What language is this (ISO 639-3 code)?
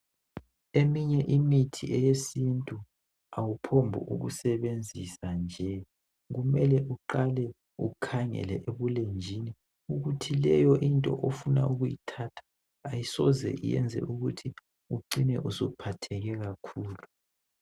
nde